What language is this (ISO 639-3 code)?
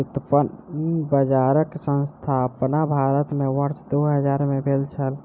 mai